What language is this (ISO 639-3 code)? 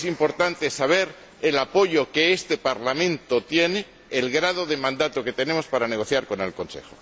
spa